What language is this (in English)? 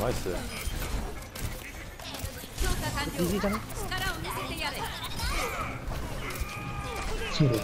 Japanese